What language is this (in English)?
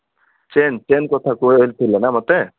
Odia